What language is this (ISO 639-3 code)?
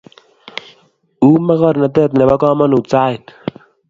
kln